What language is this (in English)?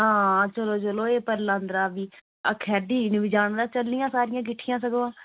Dogri